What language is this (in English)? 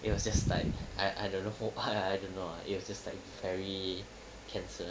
English